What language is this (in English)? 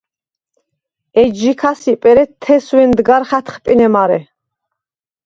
Svan